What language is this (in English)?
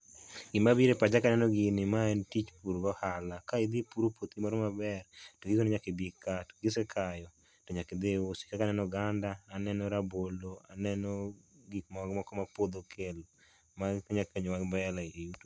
Luo (Kenya and Tanzania)